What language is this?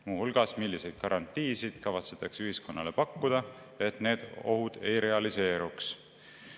Estonian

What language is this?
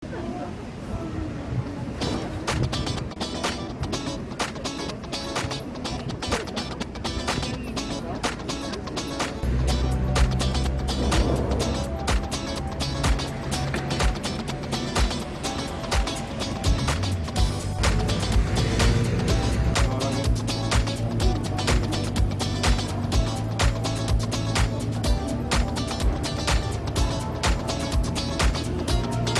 Korean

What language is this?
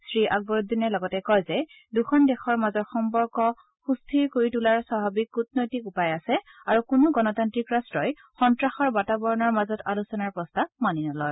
Assamese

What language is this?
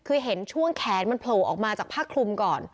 Thai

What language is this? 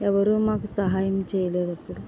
Telugu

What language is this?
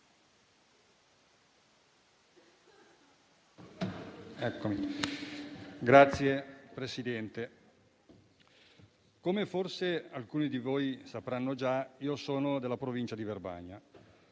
Italian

